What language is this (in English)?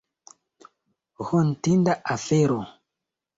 Esperanto